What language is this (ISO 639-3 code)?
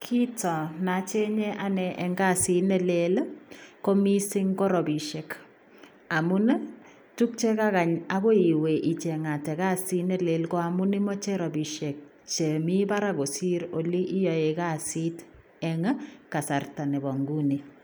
kln